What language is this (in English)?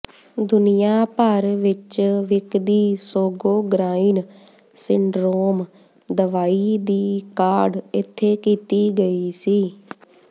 Punjabi